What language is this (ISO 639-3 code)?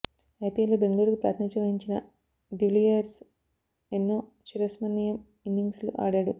tel